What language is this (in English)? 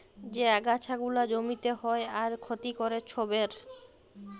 Bangla